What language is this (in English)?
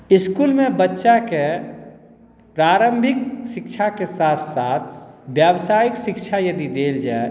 Maithili